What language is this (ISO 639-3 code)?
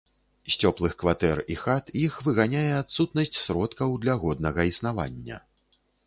bel